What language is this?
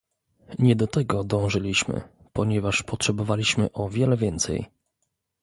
Polish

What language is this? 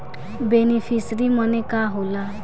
Bhojpuri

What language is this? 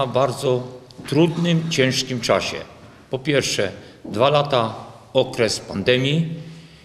Polish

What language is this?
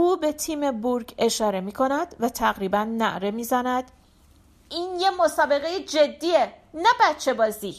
Persian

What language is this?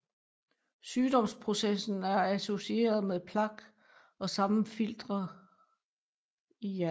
Danish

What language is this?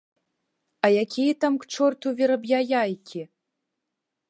Belarusian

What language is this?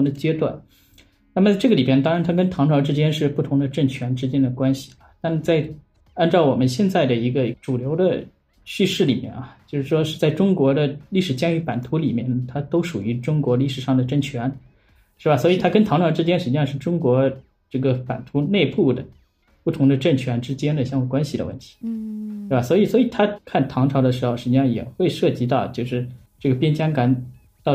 Chinese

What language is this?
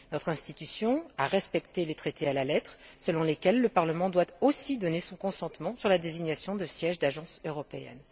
French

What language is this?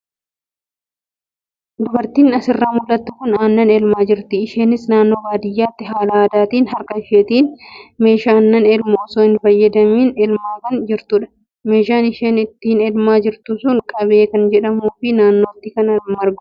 Oromo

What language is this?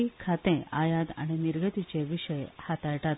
Konkani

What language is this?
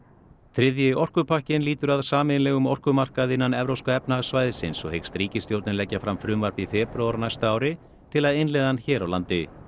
Icelandic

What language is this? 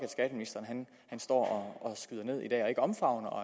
Danish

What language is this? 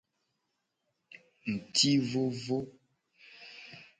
Gen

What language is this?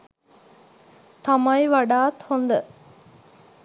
Sinhala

